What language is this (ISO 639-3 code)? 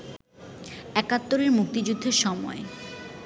ben